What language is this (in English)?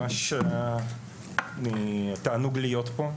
Hebrew